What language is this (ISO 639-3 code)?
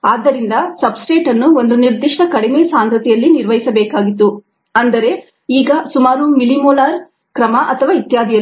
kan